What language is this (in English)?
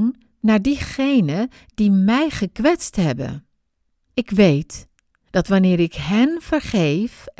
Dutch